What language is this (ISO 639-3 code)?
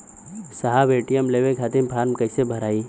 bho